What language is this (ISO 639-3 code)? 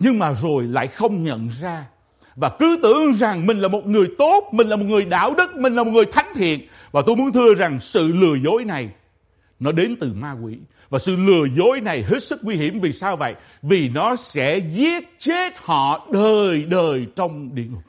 vie